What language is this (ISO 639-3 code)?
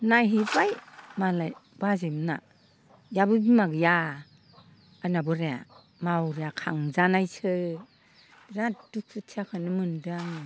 brx